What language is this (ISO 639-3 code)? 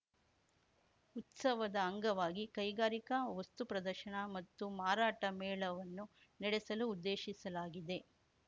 kan